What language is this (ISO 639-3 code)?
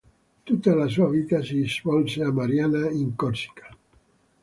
ita